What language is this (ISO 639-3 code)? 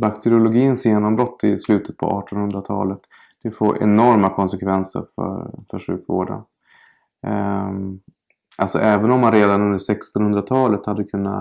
swe